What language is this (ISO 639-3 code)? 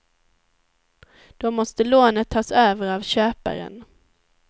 swe